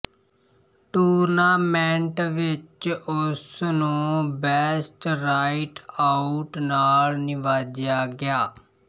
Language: Punjabi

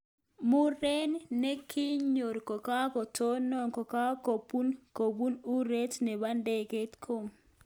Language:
Kalenjin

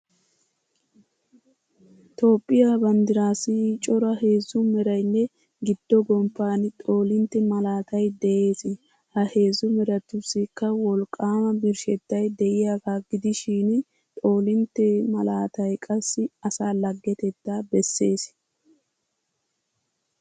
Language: Wolaytta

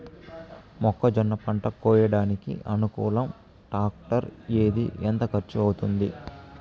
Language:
Telugu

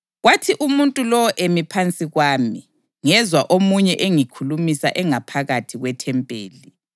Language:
North Ndebele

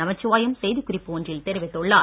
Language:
Tamil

